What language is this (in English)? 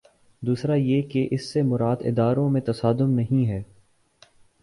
Urdu